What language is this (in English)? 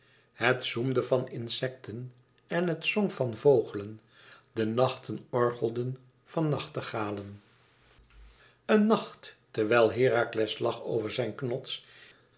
Dutch